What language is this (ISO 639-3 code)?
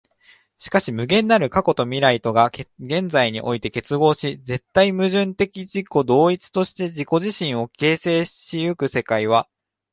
jpn